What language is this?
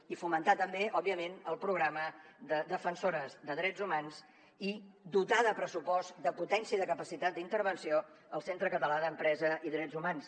Catalan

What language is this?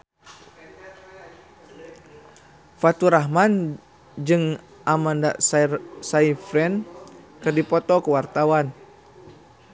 Sundanese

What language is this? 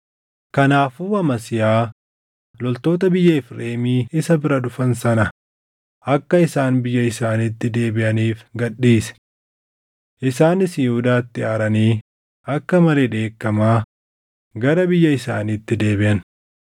Oromo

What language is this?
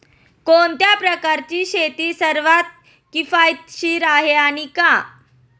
Marathi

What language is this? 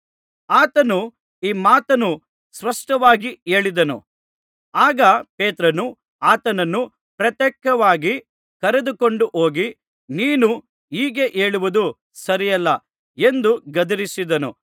Kannada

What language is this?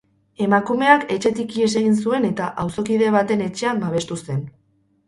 Basque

